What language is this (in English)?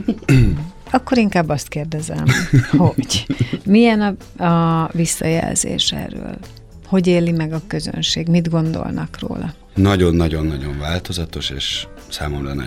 Hungarian